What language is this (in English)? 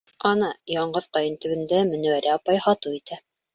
Bashkir